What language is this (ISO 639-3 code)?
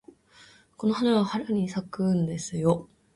jpn